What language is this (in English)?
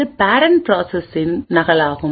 Tamil